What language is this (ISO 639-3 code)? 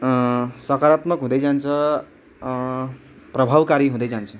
nep